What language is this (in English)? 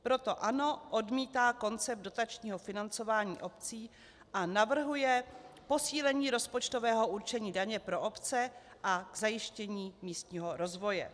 Czech